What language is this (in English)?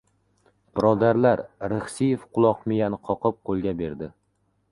Uzbek